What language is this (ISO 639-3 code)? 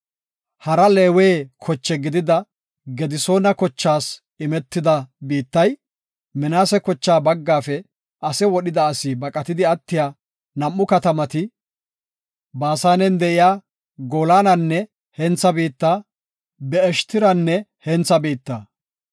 gof